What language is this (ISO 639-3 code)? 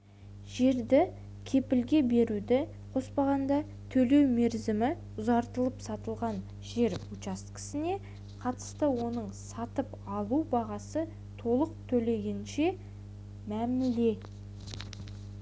kaz